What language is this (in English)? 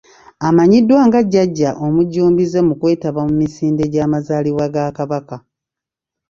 Ganda